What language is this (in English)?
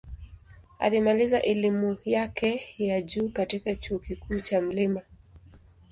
Swahili